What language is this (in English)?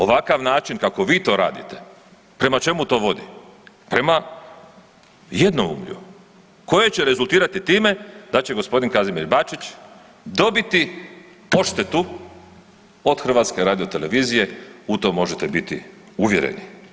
Croatian